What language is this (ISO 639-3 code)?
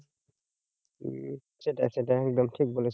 ben